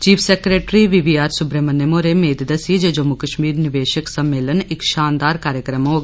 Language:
Dogri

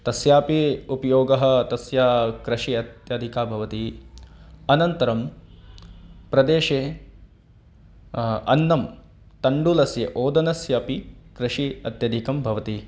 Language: Sanskrit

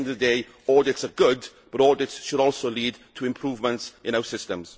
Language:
English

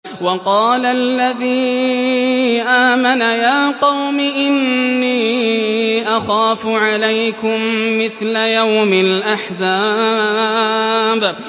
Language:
Arabic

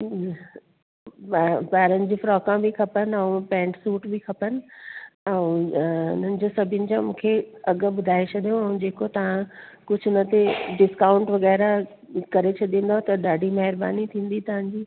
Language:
Sindhi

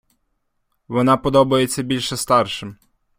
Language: Ukrainian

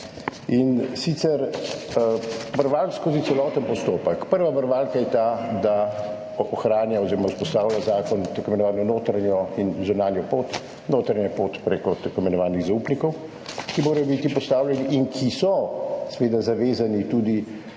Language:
Slovenian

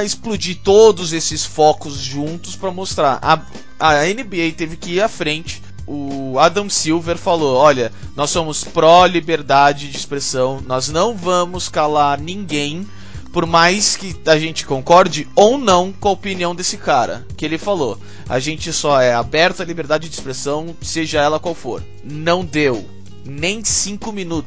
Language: Portuguese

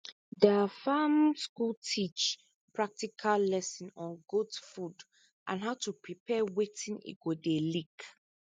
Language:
Nigerian Pidgin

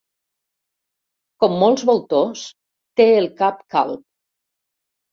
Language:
Catalan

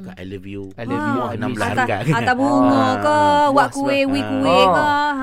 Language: Malay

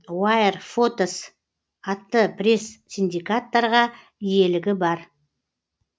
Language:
Kazakh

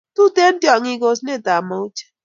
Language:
Kalenjin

